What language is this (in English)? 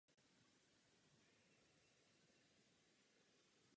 Czech